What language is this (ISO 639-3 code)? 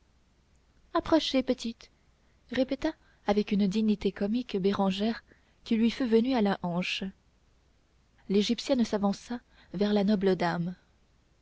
fra